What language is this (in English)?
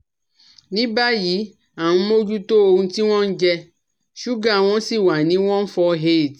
Yoruba